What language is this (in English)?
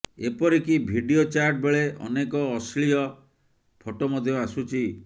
Odia